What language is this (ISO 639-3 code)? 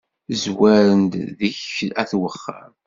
kab